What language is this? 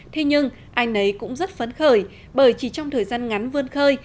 Vietnamese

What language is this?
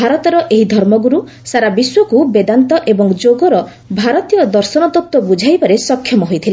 Odia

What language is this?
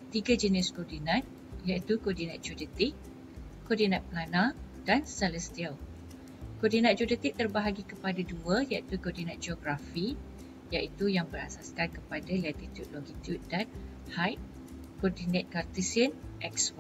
Malay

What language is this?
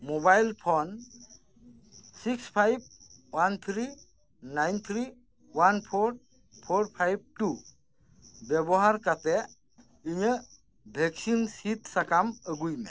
Santali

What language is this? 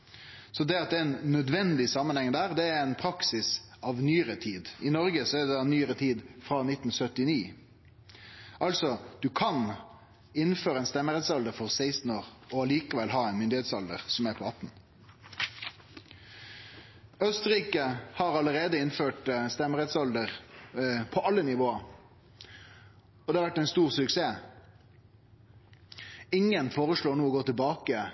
Norwegian Nynorsk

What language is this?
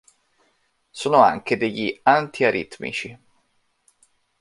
Italian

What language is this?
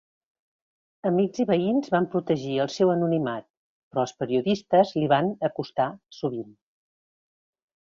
Catalan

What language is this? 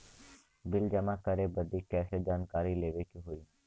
Bhojpuri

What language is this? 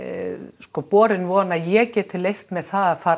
Icelandic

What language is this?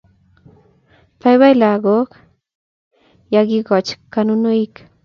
Kalenjin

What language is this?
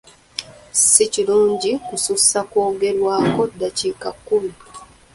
Ganda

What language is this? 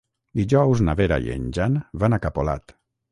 Catalan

